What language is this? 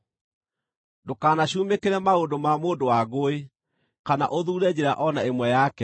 Kikuyu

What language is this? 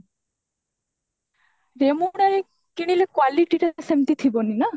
Odia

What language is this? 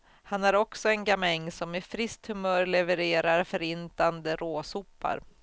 Swedish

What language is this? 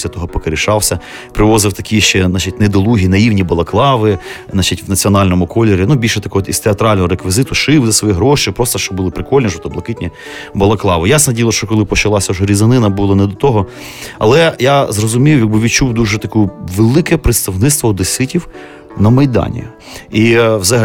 Ukrainian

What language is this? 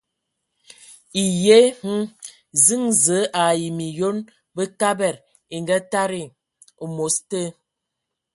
Ewondo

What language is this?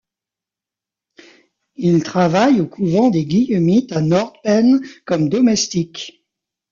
French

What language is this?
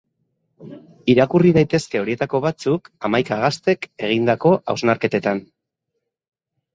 Basque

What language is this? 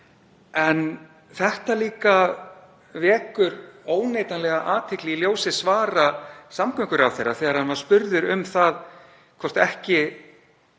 Icelandic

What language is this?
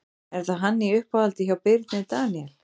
Icelandic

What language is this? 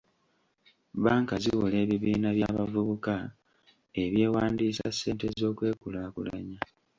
Ganda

